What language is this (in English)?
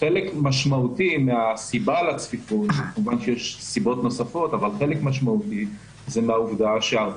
Hebrew